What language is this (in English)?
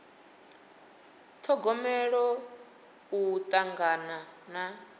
Venda